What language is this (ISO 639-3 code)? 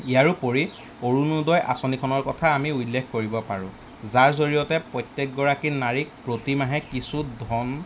asm